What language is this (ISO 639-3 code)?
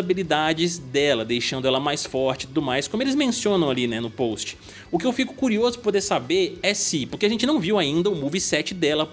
por